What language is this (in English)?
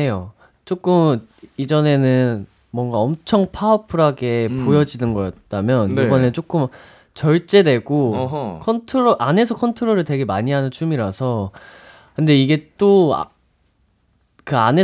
Korean